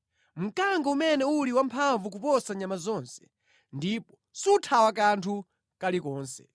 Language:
Nyanja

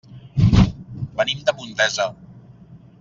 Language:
Catalan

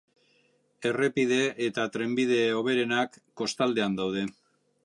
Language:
Basque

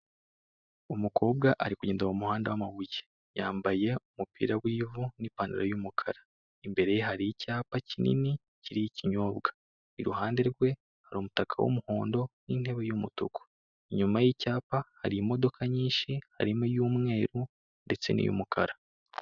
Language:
Kinyarwanda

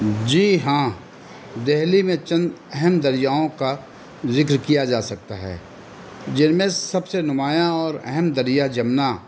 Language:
Urdu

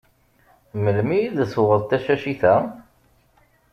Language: Kabyle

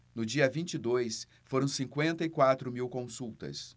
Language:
Portuguese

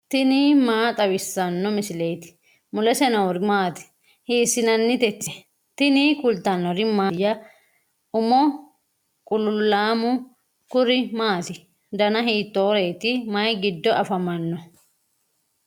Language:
Sidamo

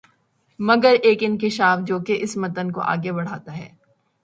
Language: Urdu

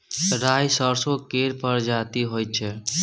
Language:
Maithili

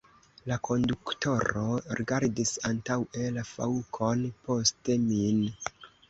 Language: Esperanto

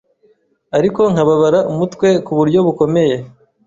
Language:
Kinyarwanda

